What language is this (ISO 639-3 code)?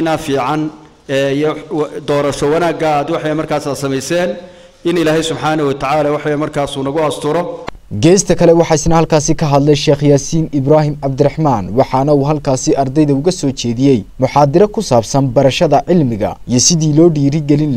ara